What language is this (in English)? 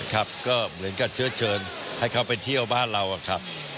Thai